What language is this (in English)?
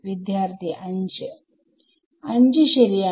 Malayalam